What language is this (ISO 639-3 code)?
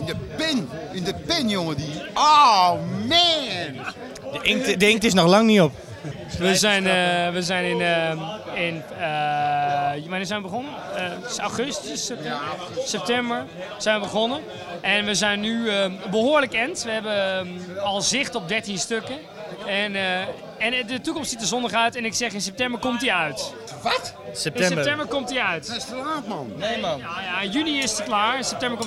nld